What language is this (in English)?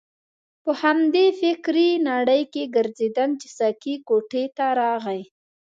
Pashto